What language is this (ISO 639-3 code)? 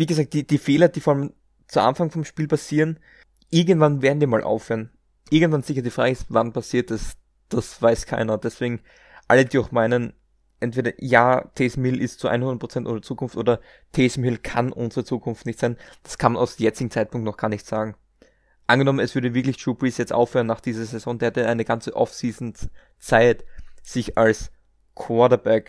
deu